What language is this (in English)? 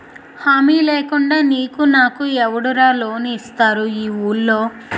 Telugu